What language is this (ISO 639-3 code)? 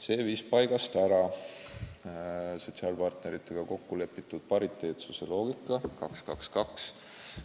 est